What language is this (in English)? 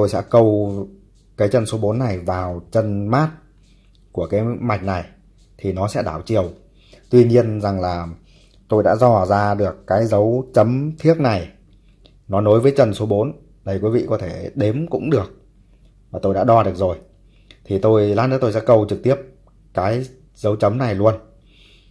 Vietnamese